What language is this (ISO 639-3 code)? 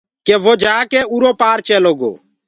ggg